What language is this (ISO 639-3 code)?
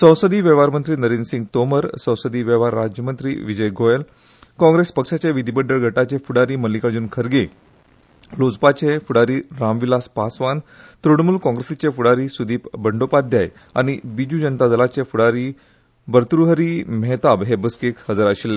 kok